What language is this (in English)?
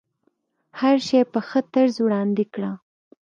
Pashto